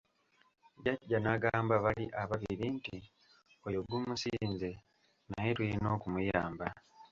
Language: Ganda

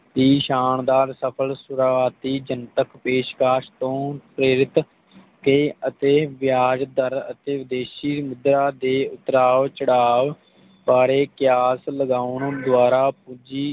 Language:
Punjabi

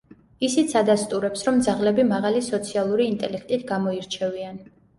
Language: Georgian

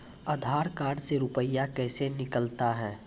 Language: Maithili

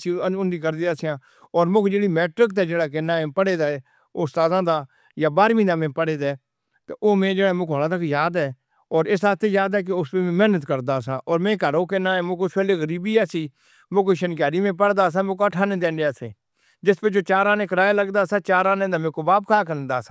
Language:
Northern Hindko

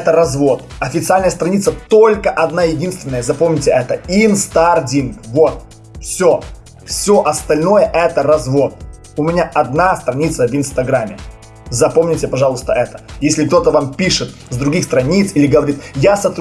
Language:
Russian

